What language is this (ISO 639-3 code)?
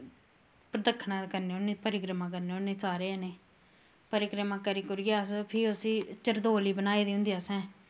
doi